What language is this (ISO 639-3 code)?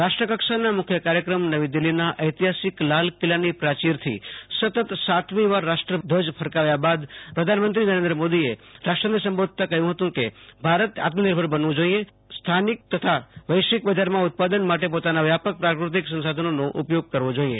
guj